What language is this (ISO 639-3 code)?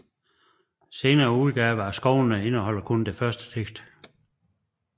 dan